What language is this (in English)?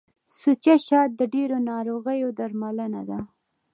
Pashto